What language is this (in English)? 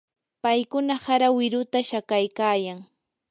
Yanahuanca Pasco Quechua